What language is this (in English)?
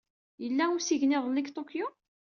Kabyle